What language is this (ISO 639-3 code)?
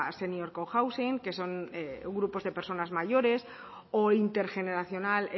spa